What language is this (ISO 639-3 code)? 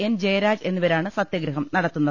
mal